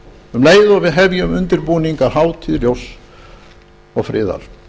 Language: Icelandic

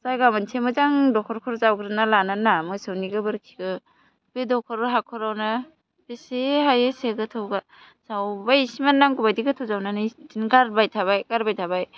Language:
Bodo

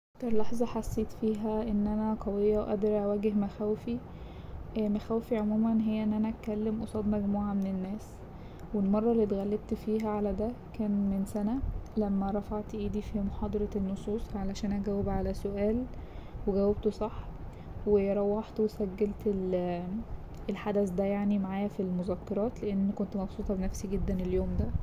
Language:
Egyptian Arabic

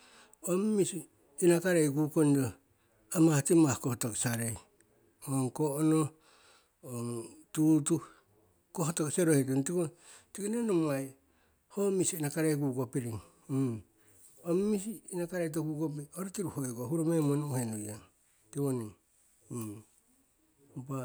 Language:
Siwai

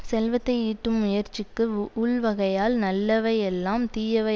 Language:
Tamil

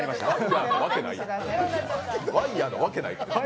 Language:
Japanese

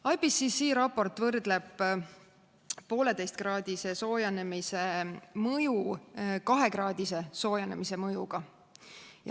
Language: Estonian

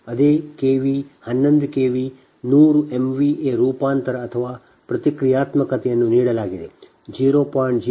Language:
Kannada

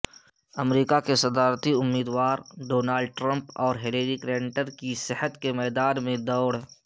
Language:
Urdu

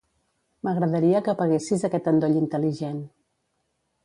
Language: Catalan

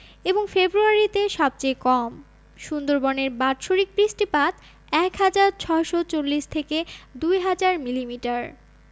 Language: Bangla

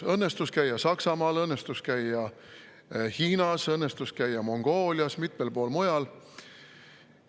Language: Estonian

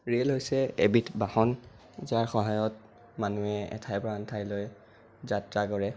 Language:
Assamese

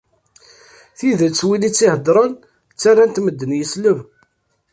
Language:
Kabyle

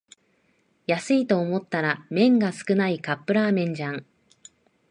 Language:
Japanese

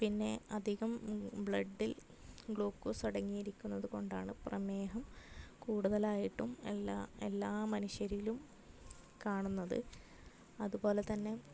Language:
Malayalam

